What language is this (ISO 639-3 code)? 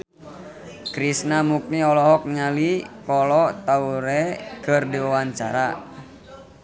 sun